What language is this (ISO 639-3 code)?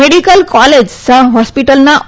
guj